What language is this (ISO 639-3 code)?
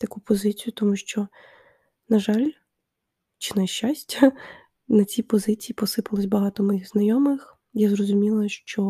ukr